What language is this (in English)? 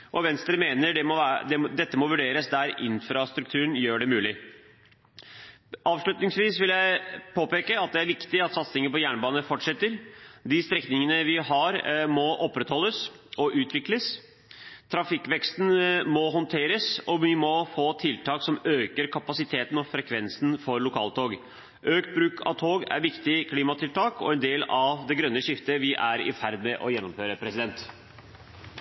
Norwegian Bokmål